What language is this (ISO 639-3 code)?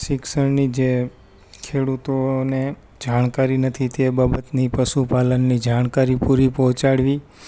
guj